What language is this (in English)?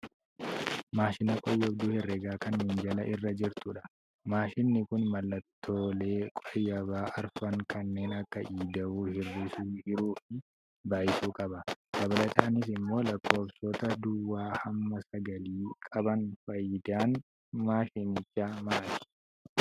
Oromo